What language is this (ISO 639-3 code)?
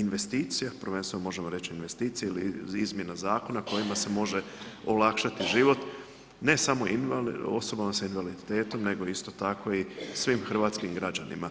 hrv